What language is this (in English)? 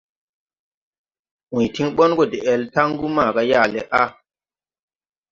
Tupuri